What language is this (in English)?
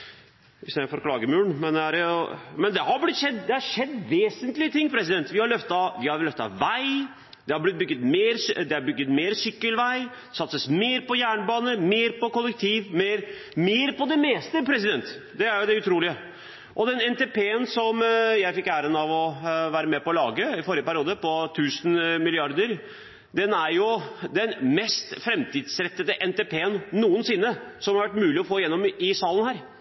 Norwegian Bokmål